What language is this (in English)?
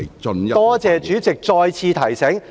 Cantonese